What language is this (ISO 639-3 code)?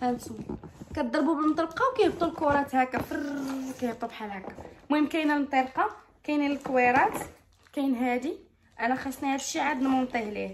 ara